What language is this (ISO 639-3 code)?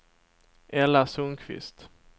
swe